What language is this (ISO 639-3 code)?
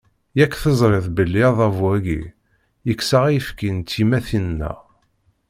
kab